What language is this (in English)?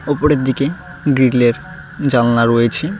Bangla